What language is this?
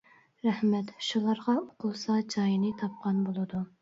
Uyghur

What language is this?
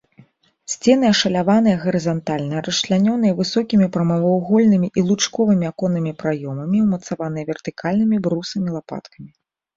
Belarusian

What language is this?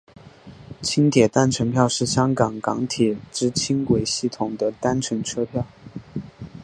Chinese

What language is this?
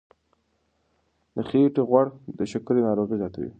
Pashto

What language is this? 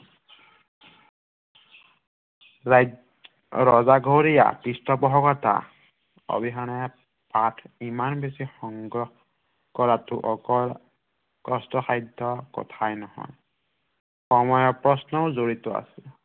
Assamese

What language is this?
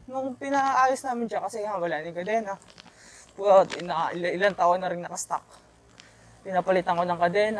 Filipino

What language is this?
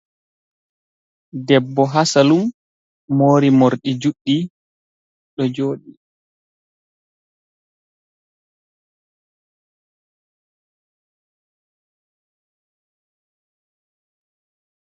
Fula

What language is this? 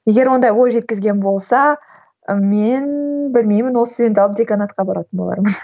Kazakh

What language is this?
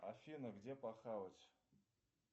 Russian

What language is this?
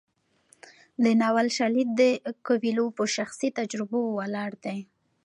Pashto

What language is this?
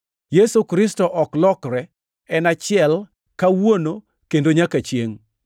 Luo (Kenya and Tanzania)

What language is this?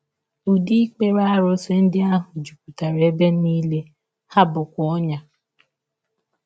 Igbo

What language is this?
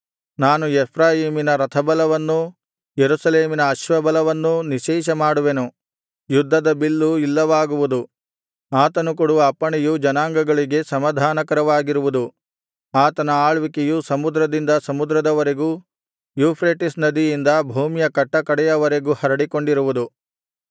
Kannada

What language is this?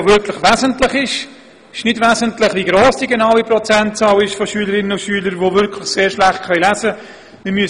Swiss German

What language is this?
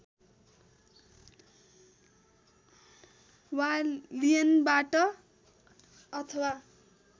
Nepali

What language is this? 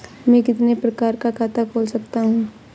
Hindi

